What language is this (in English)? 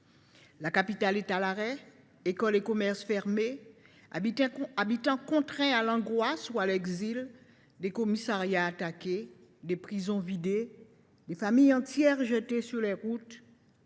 French